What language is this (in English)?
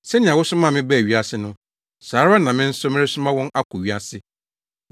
Akan